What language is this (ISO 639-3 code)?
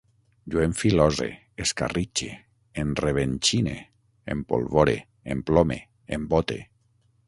cat